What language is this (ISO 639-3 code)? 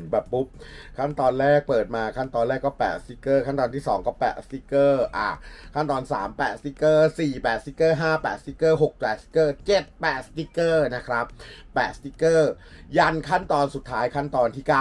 tha